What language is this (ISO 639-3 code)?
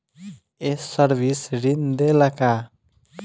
bho